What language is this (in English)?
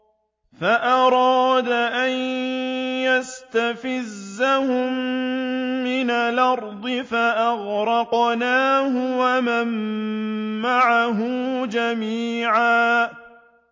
Arabic